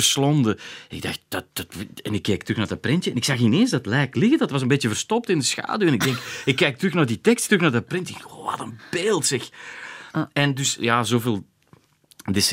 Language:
Dutch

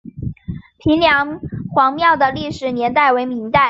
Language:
Chinese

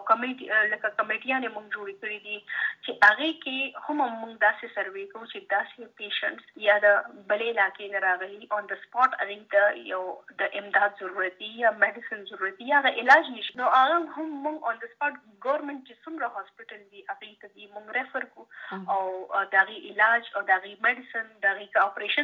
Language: Urdu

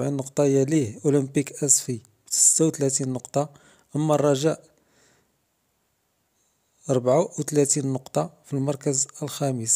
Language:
Arabic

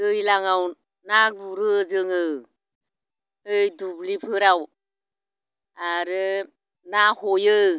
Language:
Bodo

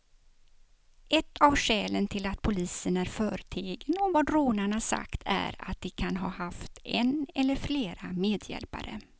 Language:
Swedish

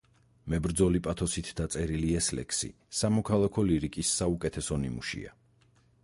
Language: Georgian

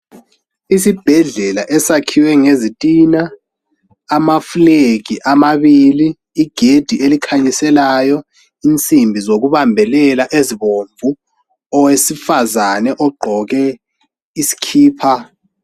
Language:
North Ndebele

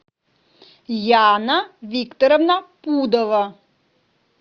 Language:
Russian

